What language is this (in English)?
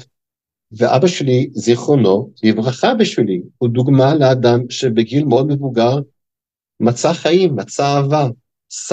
Hebrew